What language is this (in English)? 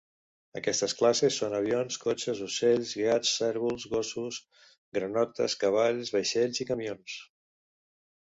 Catalan